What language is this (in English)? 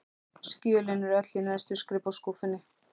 Icelandic